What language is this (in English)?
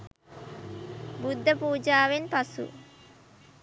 Sinhala